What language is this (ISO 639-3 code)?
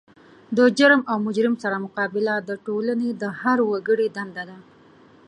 pus